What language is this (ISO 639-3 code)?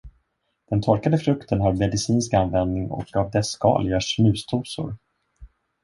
swe